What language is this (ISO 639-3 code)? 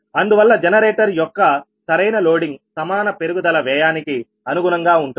tel